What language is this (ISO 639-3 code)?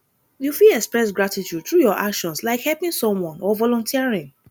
pcm